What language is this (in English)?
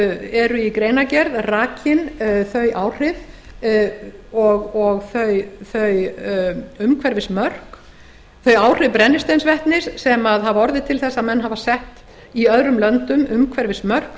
Icelandic